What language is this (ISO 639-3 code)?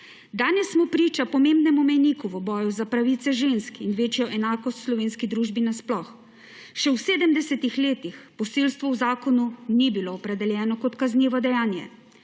slv